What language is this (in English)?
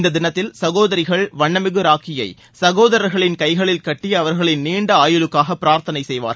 Tamil